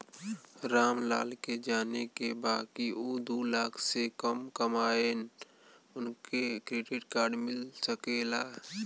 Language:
Bhojpuri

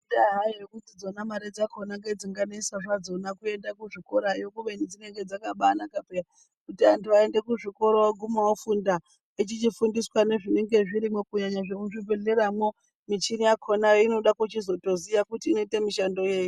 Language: Ndau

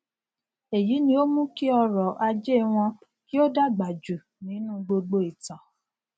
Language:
Yoruba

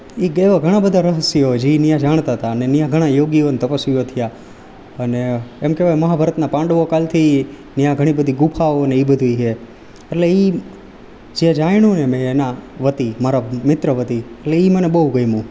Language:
Gujarati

